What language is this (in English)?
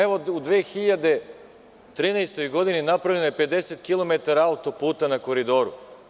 Serbian